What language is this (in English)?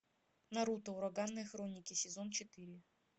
Russian